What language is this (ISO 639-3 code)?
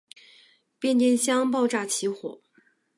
zho